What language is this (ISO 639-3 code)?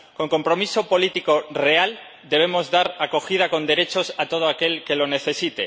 spa